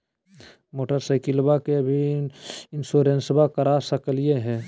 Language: Magahi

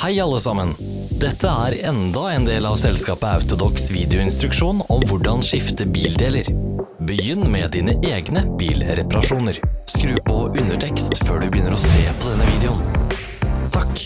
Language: Norwegian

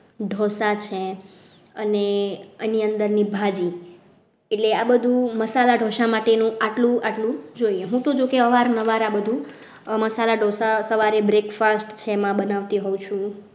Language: Gujarati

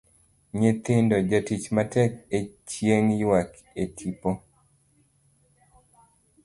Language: Luo (Kenya and Tanzania)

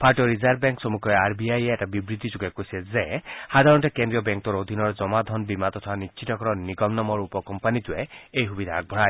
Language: Assamese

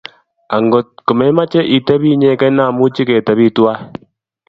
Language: Kalenjin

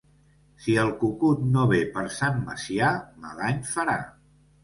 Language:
Catalan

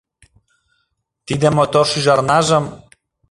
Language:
Mari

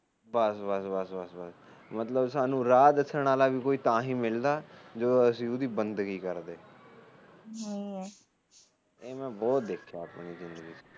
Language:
Punjabi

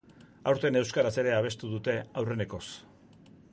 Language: Basque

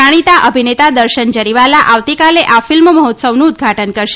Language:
Gujarati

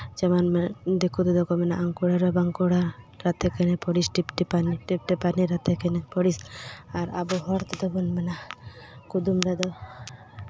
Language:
Santali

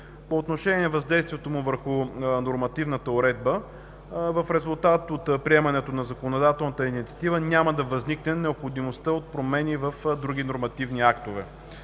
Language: Bulgarian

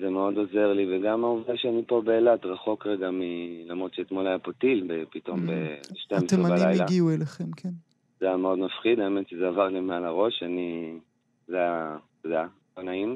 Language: Hebrew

